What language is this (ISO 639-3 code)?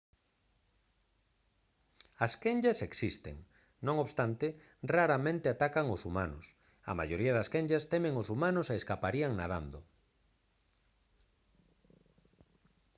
glg